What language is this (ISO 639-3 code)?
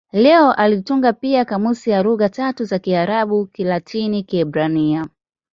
swa